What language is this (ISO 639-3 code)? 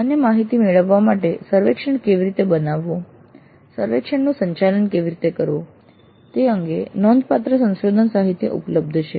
guj